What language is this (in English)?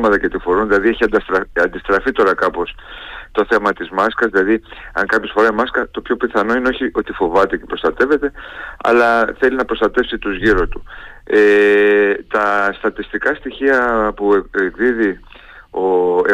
Greek